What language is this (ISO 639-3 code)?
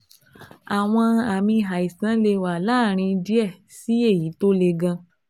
yor